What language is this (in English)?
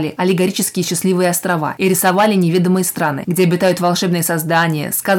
Russian